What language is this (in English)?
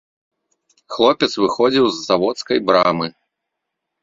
Belarusian